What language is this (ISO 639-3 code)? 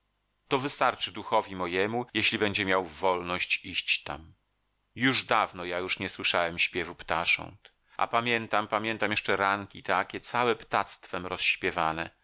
pol